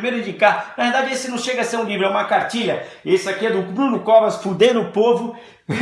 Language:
Portuguese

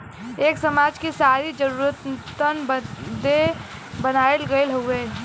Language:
Bhojpuri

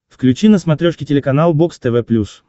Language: Russian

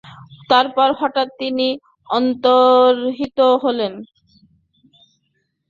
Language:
Bangla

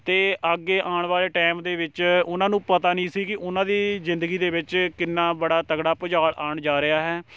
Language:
Punjabi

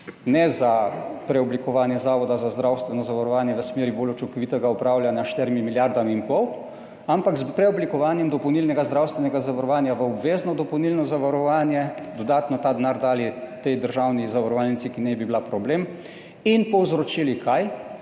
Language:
Slovenian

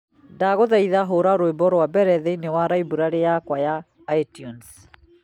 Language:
Kikuyu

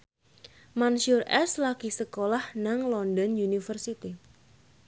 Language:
Javanese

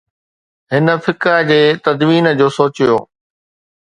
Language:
Sindhi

